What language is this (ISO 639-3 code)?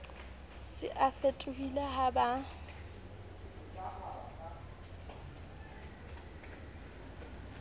sot